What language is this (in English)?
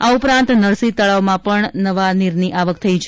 Gujarati